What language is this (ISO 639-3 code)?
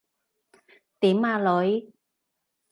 yue